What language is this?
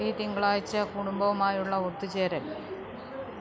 Malayalam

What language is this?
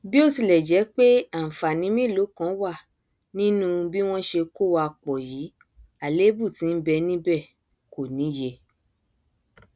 Yoruba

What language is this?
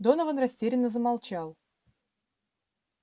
Russian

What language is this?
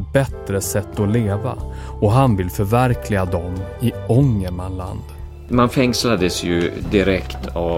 Swedish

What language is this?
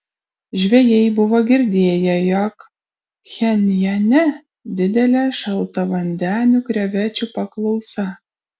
Lithuanian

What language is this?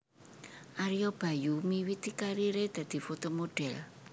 Javanese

